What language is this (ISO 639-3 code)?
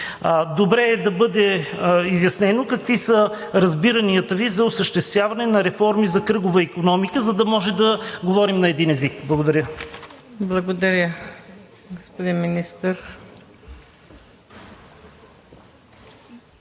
bul